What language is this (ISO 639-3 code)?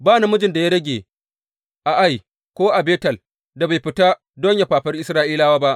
hau